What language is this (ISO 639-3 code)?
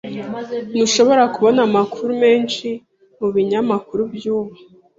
kin